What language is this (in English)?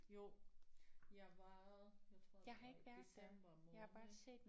Danish